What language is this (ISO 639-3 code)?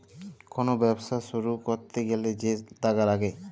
ben